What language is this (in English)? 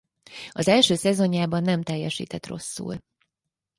Hungarian